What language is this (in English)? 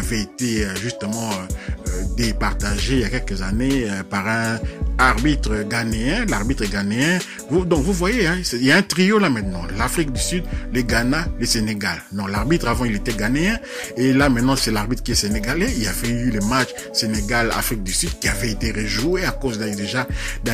French